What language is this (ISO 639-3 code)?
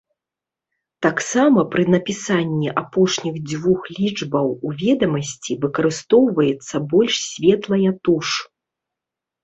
bel